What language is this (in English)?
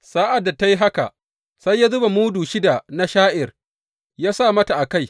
Hausa